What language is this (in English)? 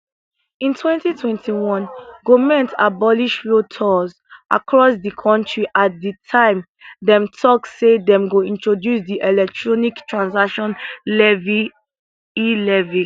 Nigerian Pidgin